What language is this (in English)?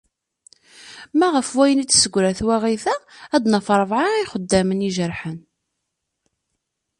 Kabyle